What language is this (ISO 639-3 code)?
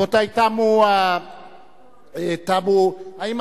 heb